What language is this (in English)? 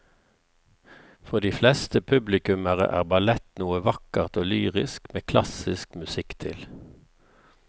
Norwegian